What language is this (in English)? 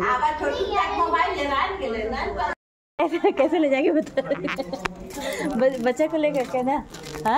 Hindi